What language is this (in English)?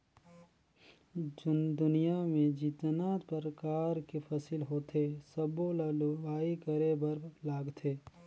Chhattisgarhi